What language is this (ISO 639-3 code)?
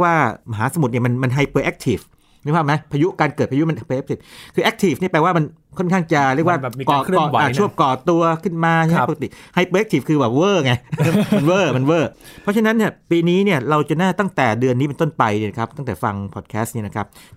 tha